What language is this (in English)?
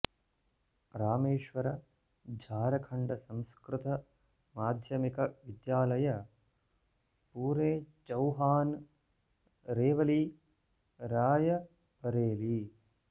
Sanskrit